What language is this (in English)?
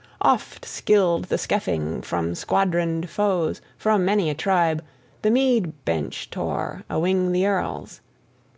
English